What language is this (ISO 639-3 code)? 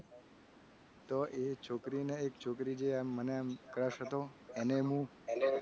guj